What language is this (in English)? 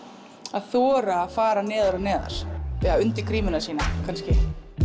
Icelandic